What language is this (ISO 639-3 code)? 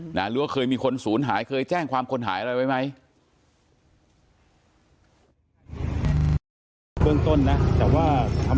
tha